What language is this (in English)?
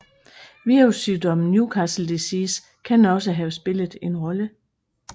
Danish